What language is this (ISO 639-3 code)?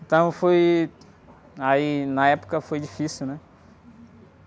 por